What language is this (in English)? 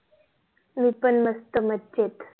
Marathi